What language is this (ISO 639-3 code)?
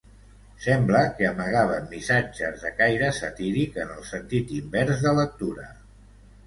cat